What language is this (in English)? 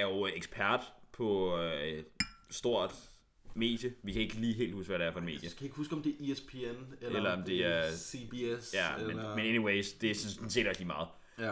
Danish